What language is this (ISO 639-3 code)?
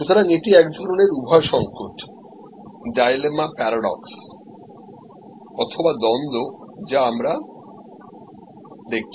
ben